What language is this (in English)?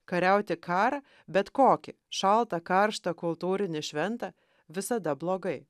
Lithuanian